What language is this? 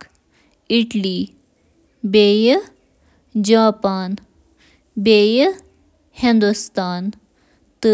Kashmiri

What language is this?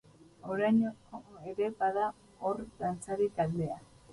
Basque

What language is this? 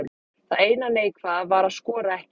Icelandic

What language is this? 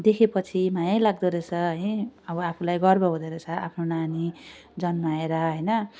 Nepali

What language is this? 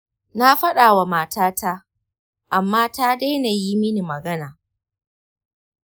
Hausa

